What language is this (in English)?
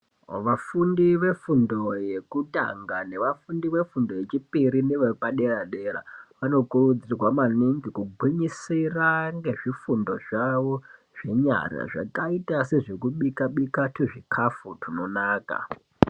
Ndau